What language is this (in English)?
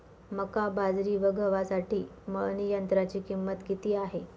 Marathi